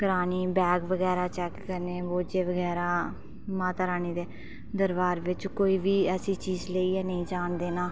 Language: Dogri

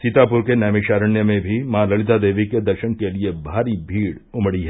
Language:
Hindi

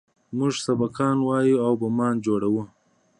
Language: Pashto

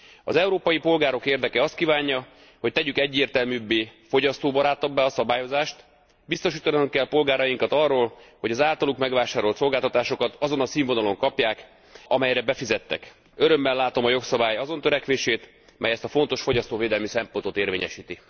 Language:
Hungarian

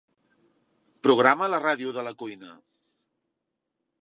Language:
Catalan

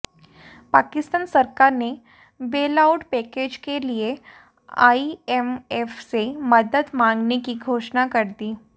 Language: Hindi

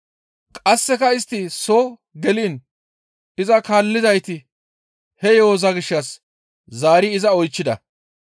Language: Gamo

